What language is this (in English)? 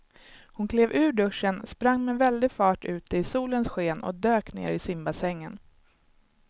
Swedish